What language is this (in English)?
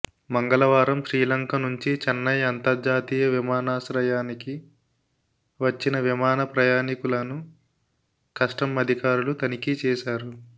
Telugu